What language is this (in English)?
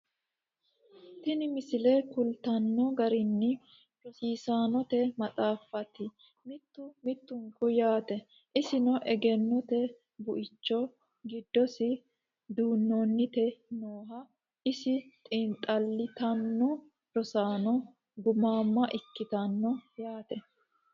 Sidamo